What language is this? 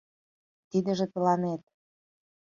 Mari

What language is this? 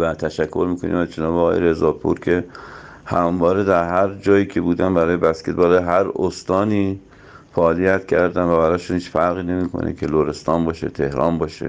Persian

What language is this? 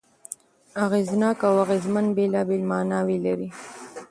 Pashto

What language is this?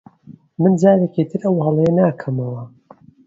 Central Kurdish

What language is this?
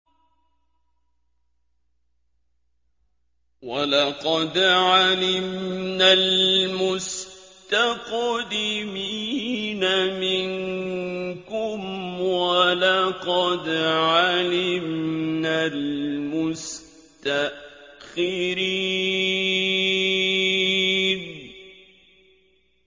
Arabic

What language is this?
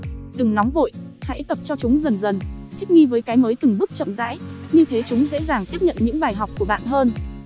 Vietnamese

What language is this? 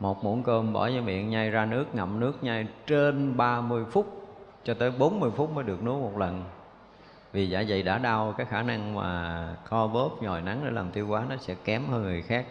Vietnamese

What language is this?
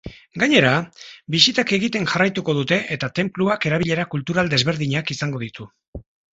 Basque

